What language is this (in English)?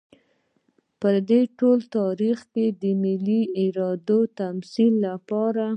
Pashto